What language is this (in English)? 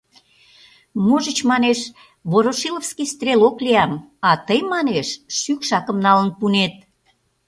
Mari